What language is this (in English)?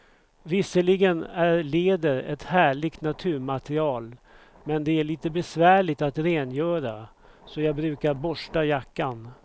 Swedish